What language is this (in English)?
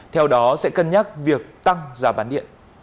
Vietnamese